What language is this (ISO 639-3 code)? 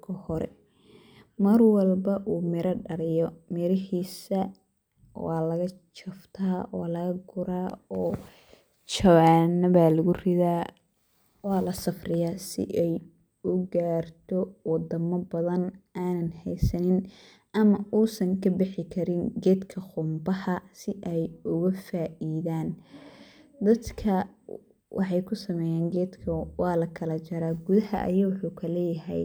som